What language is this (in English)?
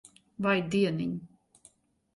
Latvian